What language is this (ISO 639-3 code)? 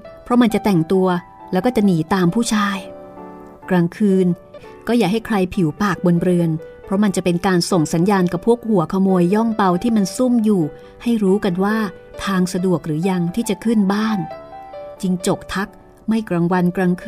tha